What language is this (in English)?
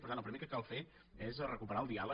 Catalan